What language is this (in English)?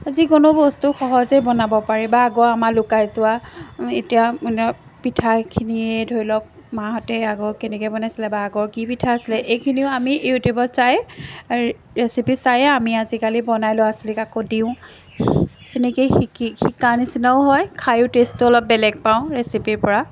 Assamese